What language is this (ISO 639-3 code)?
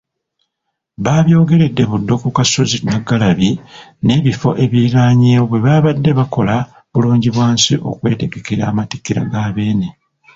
lug